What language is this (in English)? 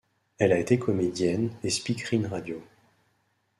French